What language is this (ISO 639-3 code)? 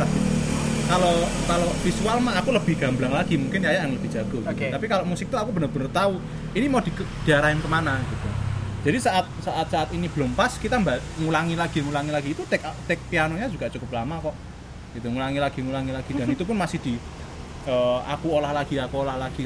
ind